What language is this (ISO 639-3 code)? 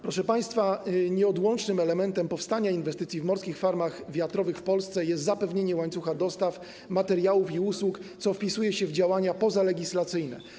pol